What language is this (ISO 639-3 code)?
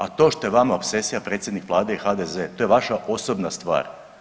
hrv